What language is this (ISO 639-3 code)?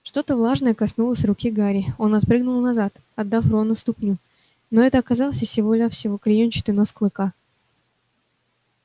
rus